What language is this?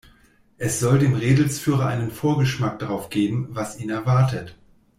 German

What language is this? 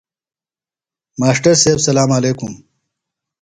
Phalura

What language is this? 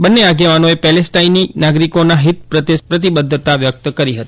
Gujarati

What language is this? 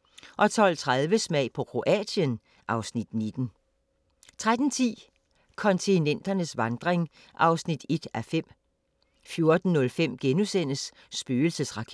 Danish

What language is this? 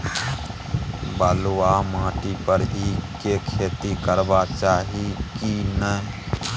Maithili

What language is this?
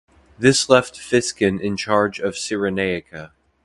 English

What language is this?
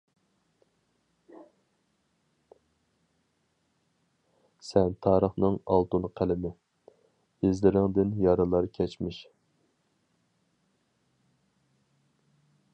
Uyghur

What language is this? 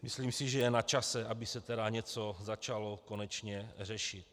Czech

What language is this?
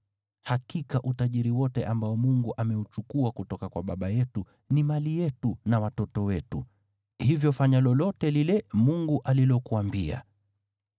Swahili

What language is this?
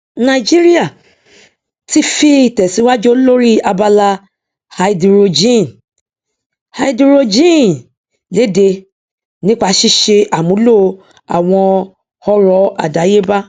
Yoruba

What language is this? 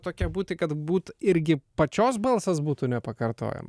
Lithuanian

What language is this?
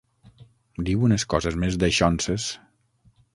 Catalan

